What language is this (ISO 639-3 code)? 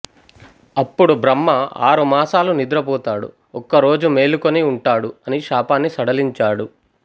tel